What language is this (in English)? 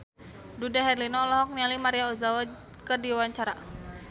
Sundanese